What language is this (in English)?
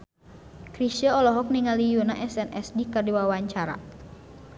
Sundanese